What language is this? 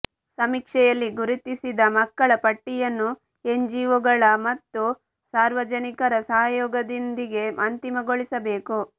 Kannada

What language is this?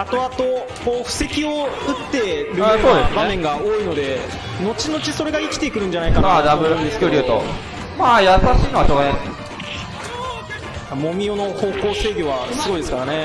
Japanese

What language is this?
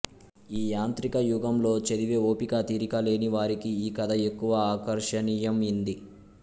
Telugu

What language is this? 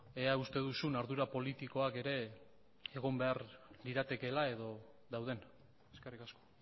Basque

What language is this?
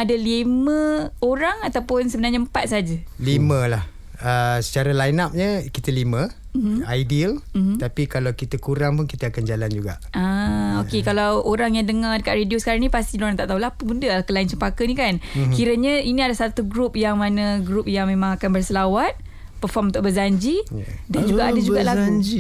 Malay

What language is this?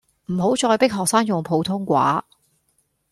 Cantonese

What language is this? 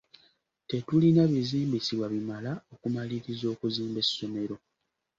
Ganda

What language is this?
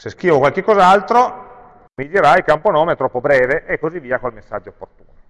Italian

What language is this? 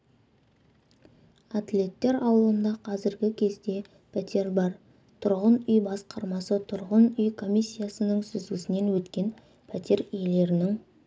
Kazakh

